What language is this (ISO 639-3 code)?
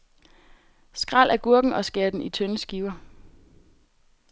dan